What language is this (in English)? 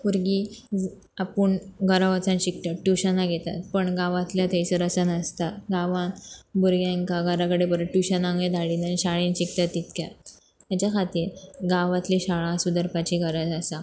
Konkani